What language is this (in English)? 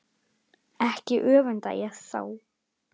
Icelandic